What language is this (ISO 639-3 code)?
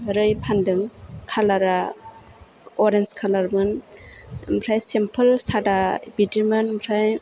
brx